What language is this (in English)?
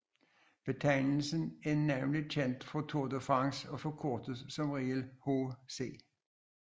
Danish